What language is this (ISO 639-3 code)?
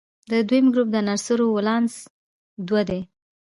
pus